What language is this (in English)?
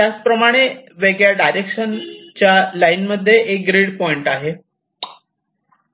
Marathi